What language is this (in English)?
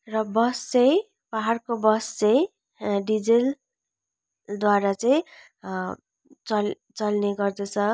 Nepali